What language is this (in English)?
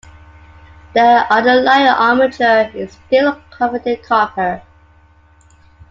English